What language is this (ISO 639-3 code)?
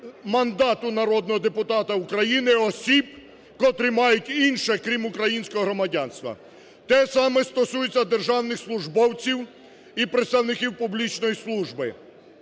ukr